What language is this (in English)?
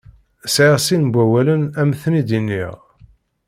Kabyle